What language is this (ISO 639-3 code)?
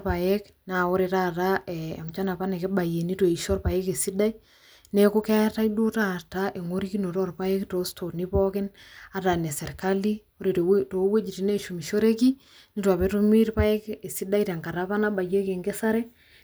mas